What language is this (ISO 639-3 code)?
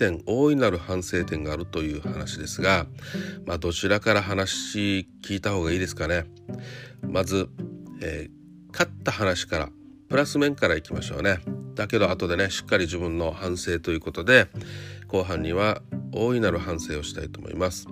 jpn